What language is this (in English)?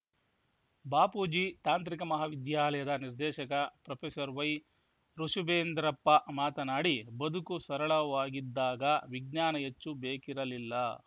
Kannada